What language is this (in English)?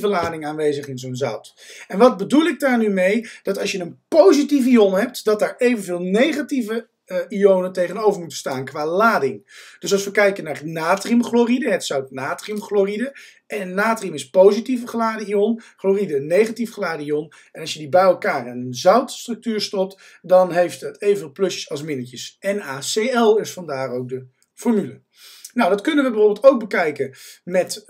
Dutch